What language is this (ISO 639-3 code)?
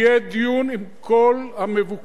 heb